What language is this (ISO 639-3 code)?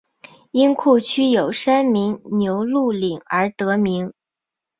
zho